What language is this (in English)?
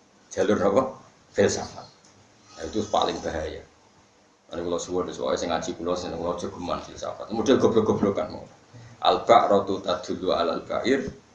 Indonesian